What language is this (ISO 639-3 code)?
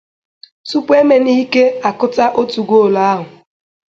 ibo